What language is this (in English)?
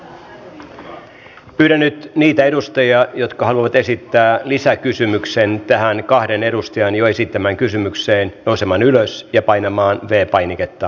Finnish